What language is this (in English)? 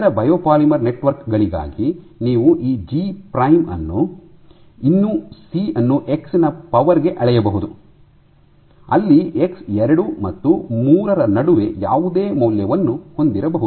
Kannada